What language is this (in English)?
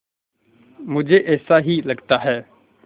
Hindi